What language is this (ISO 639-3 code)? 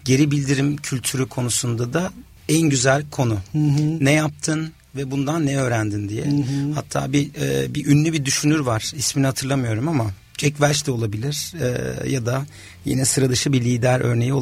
tur